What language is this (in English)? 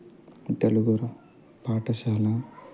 Telugu